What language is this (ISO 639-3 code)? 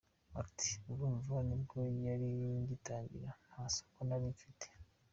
kin